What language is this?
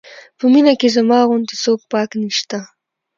Pashto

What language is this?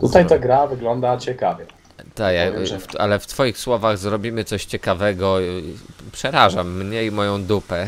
Polish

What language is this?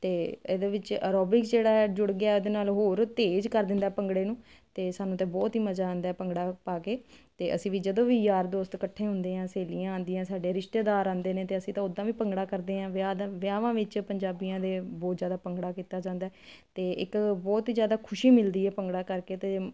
Punjabi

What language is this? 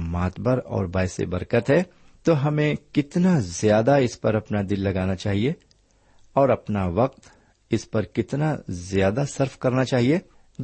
Urdu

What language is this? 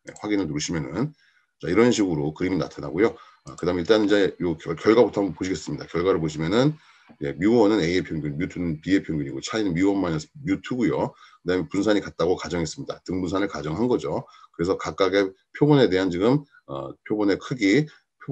Korean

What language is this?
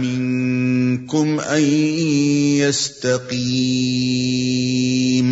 Arabic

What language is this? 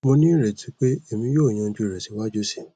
Yoruba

